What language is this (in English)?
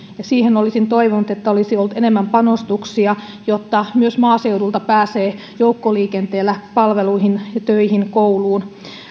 Finnish